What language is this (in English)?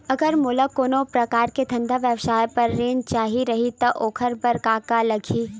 Chhattisgarhi